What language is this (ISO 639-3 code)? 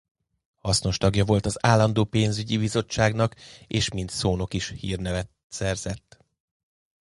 hun